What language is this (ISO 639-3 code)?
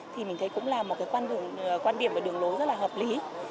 vie